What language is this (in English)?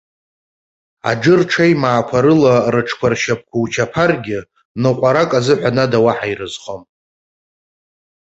Abkhazian